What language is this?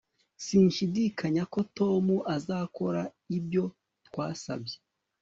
Kinyarwanda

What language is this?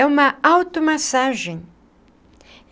Portuguese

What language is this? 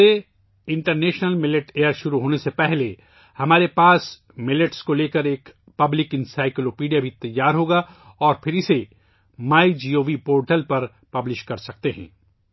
Urdu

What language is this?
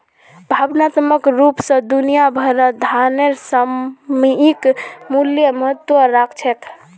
Magahi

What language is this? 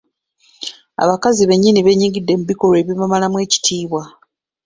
Ganda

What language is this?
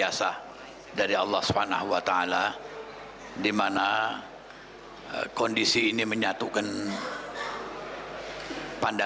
Indonesian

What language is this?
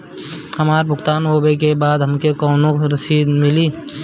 Bhojpuri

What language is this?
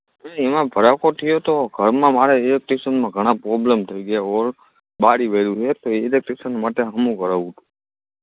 Gujarati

